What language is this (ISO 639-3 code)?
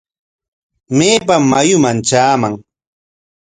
qwa